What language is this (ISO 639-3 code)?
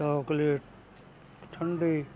pan